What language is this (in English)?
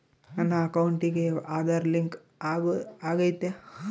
Kannada